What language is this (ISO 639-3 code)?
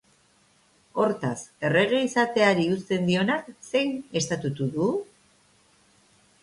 eus